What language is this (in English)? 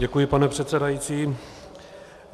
Czech